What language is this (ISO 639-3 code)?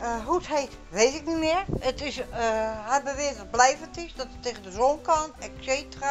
nld